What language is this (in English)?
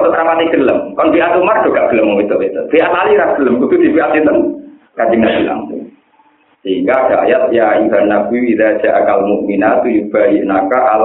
Indonesian